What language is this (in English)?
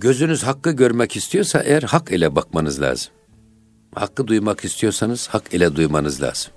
Turkish